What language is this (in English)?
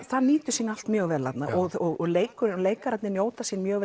Icelandic